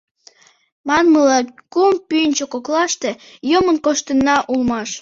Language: Mari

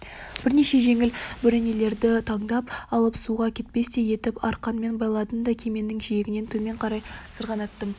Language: Kazakh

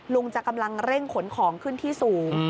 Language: Thai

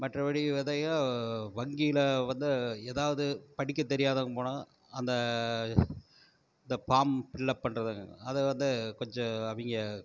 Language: Tamil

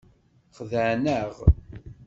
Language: Kabyle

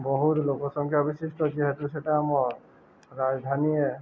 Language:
Odia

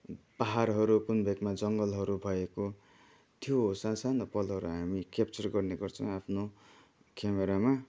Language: Nepali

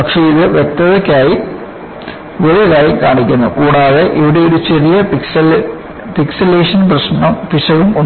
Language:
Malayalam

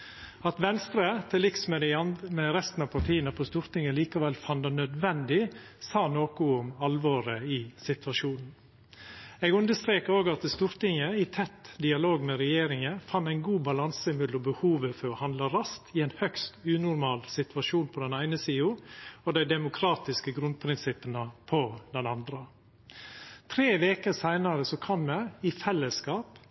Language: Norwegian Nynorsk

